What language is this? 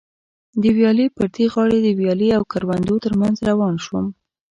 Pashto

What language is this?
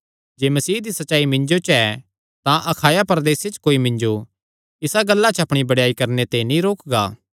Kangri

